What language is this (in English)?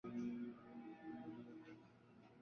Chinese